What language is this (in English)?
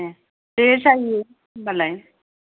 Bodo